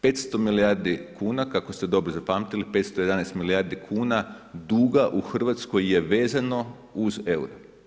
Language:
Croatian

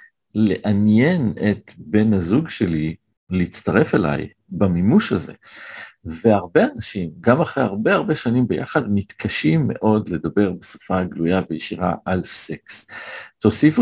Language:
Hebrew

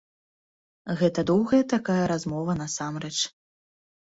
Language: Belarusian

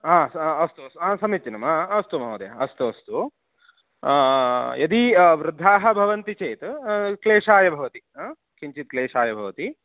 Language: Sanskrit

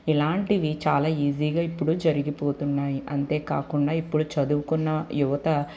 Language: Telugu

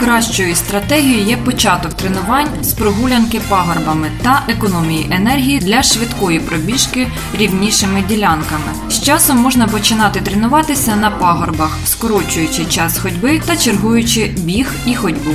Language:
Ukrainian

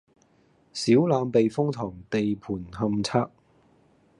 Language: Cantonese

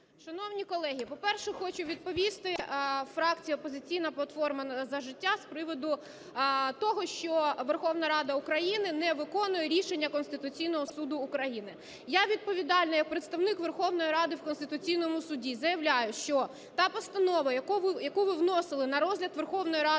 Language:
Ukrainian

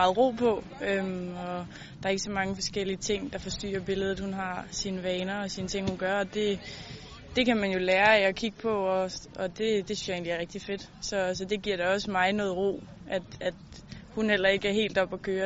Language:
Danish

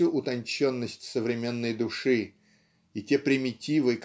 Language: Russian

